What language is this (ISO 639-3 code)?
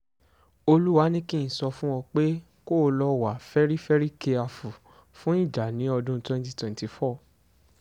yor